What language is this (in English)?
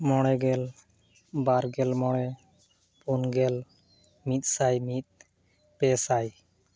Santali